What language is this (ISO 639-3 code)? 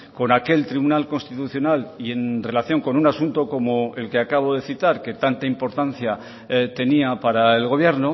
spa